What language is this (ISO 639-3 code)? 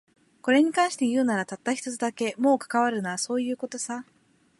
jpn